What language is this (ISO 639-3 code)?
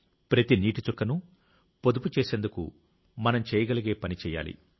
tel